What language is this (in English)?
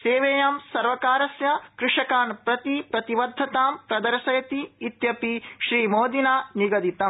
Sanskrit